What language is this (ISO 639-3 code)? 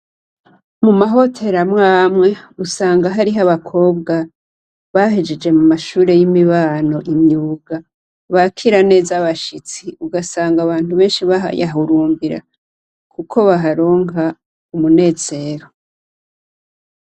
run